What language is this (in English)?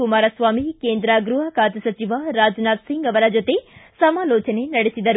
Kannada